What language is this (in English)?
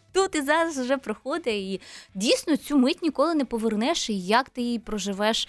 Ukrainian